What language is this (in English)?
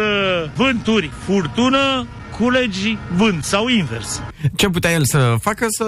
Romanian